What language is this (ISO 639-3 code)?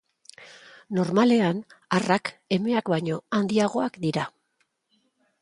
eus